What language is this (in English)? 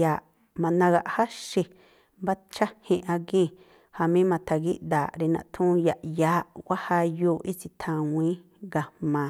Tlacoapa Me'phaa